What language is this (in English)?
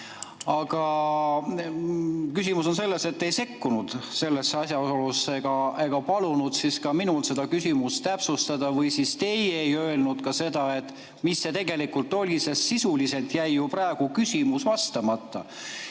Estonian